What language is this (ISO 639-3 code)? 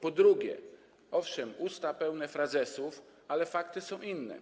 pol